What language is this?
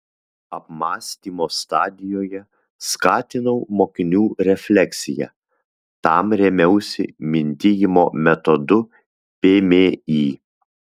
Lithuanian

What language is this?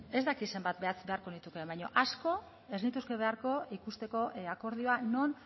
Basque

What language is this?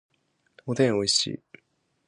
Japanese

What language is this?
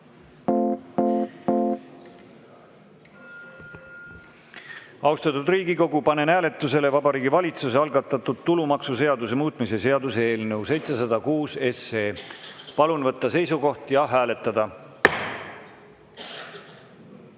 Estonian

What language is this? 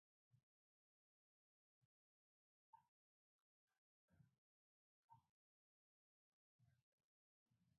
Latvian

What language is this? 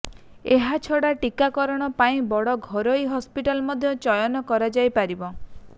Odia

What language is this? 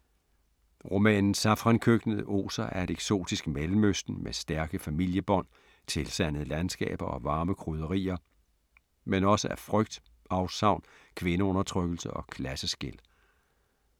Danish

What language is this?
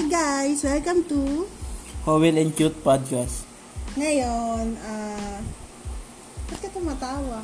Filipino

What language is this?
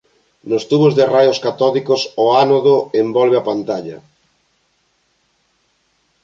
Galician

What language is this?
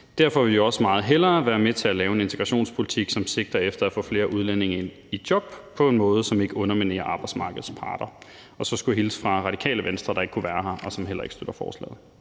Danish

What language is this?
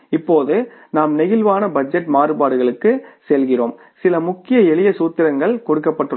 Tamil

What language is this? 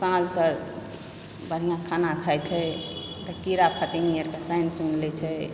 Maithili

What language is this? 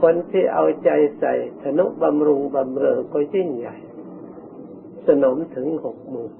Thai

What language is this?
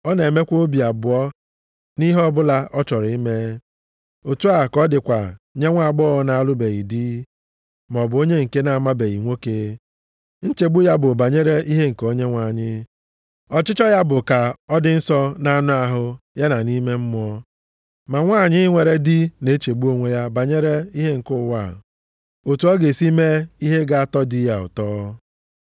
Igbo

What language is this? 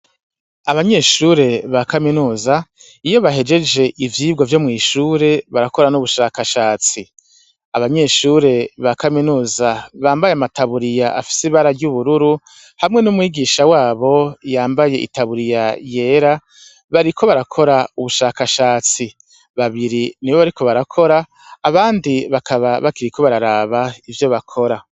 Rundi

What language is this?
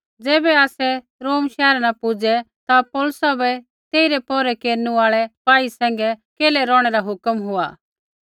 Kullu Pahari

